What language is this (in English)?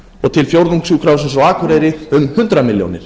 Icelandic